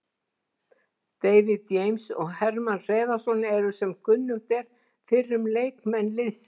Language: Icelandic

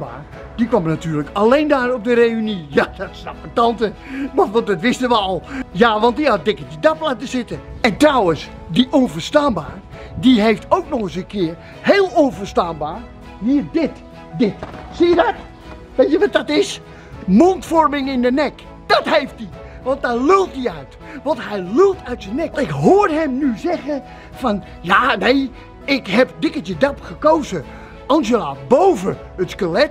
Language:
Dutch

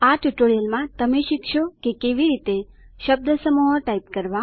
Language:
Gujarati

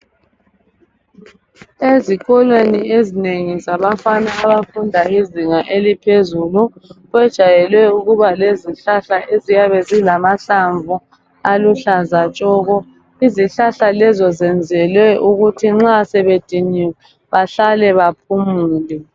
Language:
North Ndebele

